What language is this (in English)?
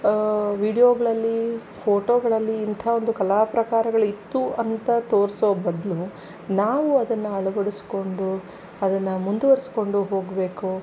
Kannada